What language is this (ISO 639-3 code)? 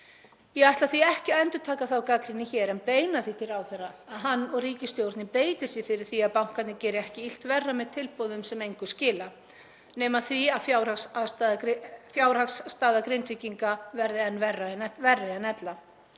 isl